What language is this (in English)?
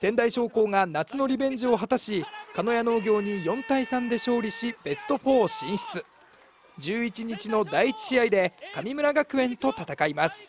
Japanese